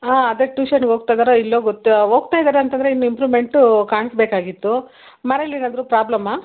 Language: Kannada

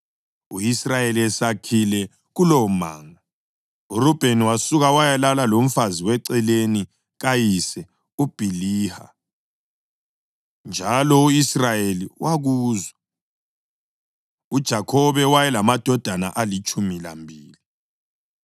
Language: North Ndebele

